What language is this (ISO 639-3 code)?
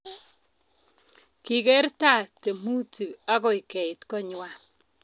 kln